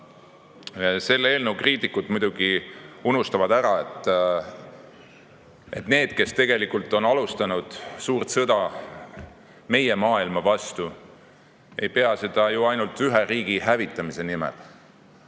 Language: Estonian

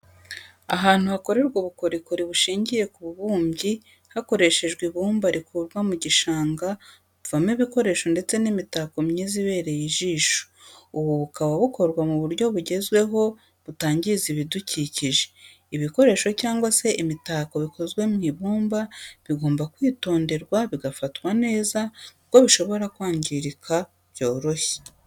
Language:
Kinyarwanda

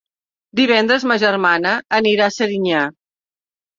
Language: Catalan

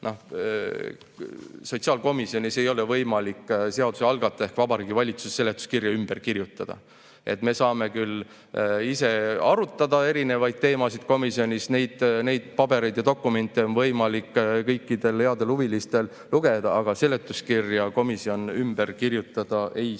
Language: Estonian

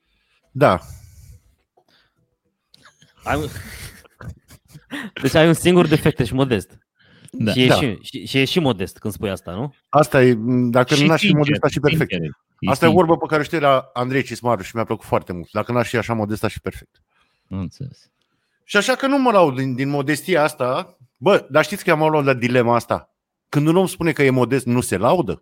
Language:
Romanian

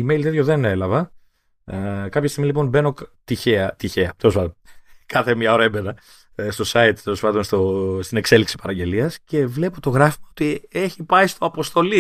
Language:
Greek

